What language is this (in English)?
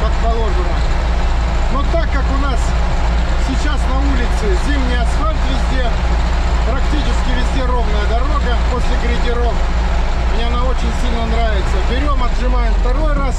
Russian